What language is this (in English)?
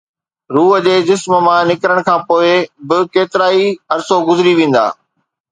Sindhi